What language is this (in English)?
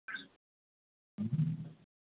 Hindi